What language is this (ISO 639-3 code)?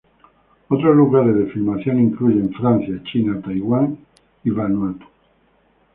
spa